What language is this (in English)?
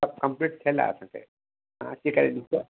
Sindhi